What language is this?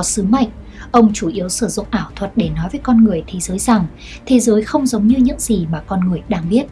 Vietnamese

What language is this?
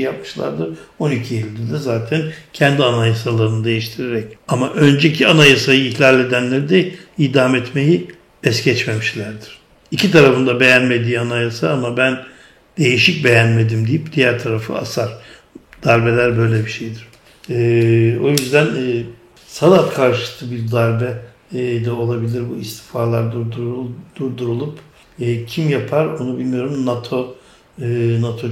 Turkish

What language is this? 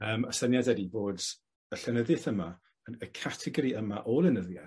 Welsh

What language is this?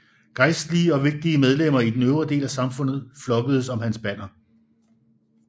Danish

